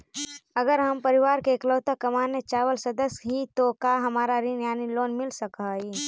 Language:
Magahi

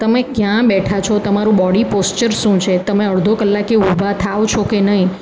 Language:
Gujarati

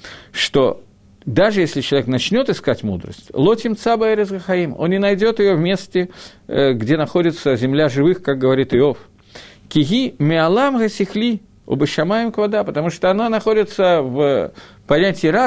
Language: Russian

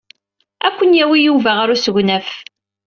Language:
Kabyle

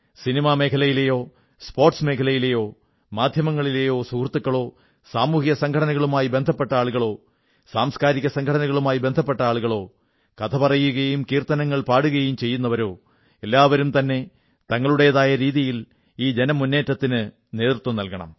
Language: Malayalam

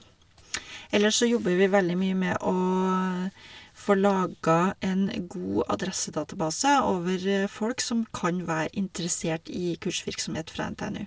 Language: Norwegian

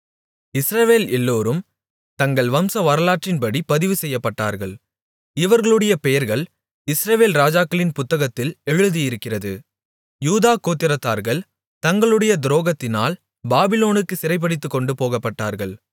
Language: Tamil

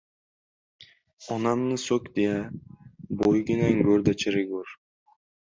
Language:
Uzbek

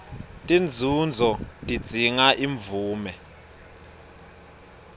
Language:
Swati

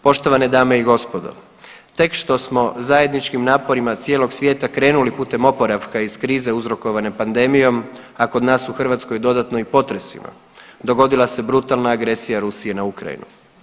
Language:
Croatian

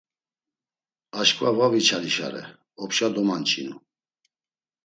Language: Laz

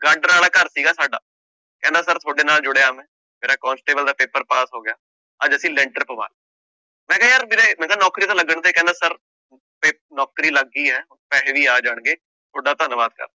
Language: Punjabi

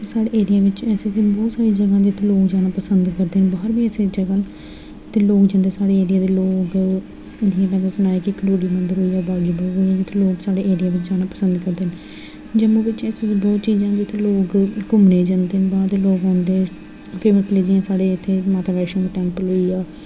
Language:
Dogri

